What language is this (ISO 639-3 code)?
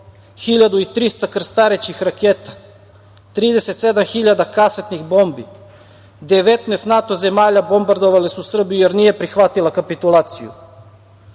srp